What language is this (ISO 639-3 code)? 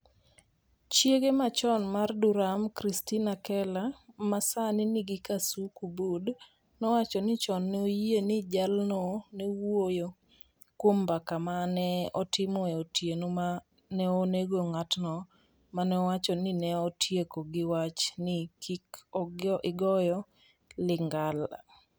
luo